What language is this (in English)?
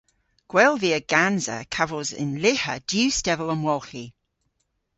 Cornish